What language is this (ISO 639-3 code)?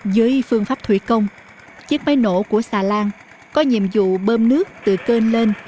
vie